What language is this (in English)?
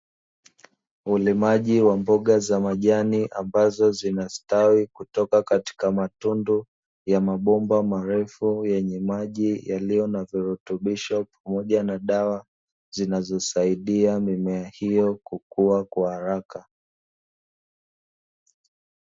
Swahili